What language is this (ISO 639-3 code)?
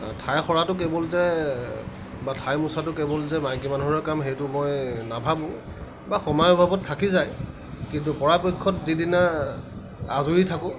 asm